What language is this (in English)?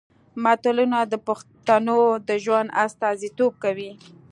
Pashto